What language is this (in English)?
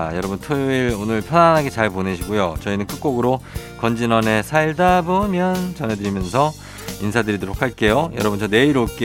Korean